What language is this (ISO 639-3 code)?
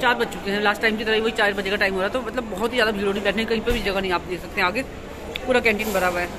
hin